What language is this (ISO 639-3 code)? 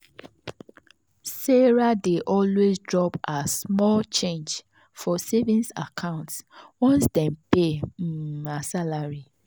pcm